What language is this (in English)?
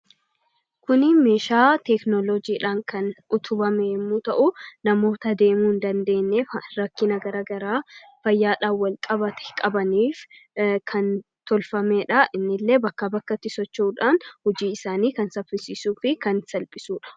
Oromo